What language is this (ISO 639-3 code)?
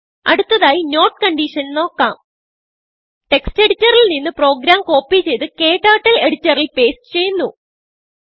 mal